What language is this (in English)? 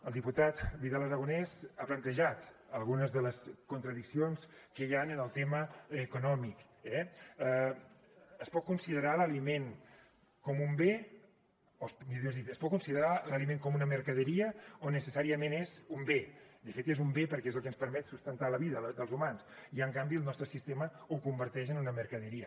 Catalan